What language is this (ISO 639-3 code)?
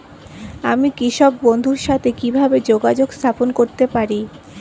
ben